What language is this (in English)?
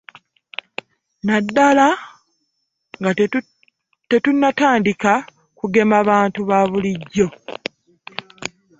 Ganda